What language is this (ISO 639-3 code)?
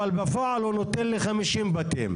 heb